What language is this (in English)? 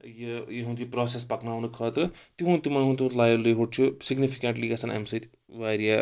Kashmiri